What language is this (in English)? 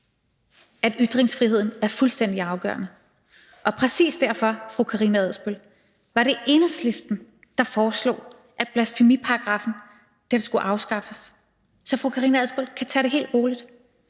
Danish